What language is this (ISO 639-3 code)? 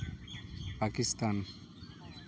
sat